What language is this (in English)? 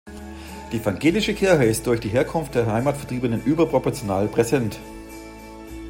German